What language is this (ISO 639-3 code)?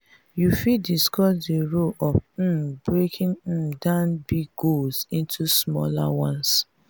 pcm